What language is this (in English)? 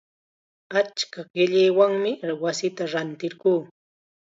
Chiquián Ancash Quechua